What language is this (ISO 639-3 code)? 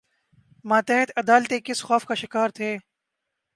urd